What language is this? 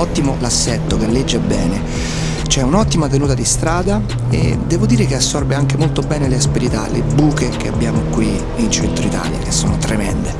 Italian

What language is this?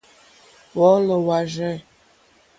Mokpwe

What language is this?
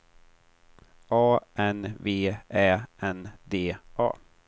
Swedish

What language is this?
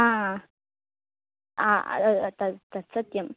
Sanskrit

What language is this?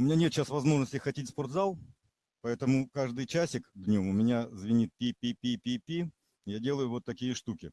Russian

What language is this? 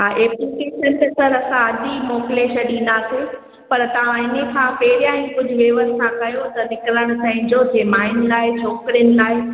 Sindhi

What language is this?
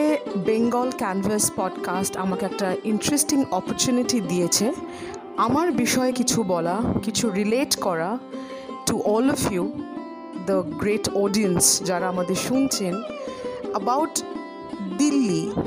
Bangla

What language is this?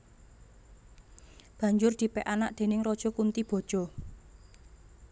Javanese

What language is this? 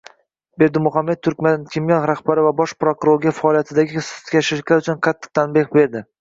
Uzbek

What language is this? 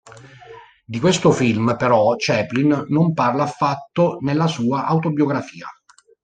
Italian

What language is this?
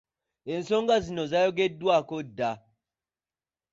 Ganda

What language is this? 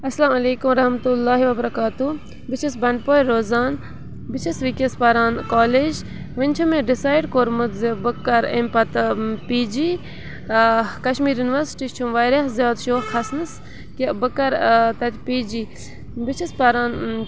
Kashmiri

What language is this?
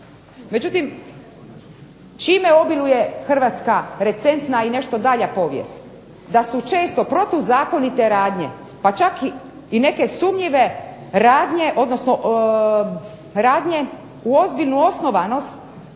Croatian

